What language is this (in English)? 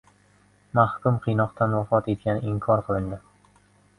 Uzbek